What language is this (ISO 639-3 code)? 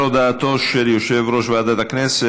heb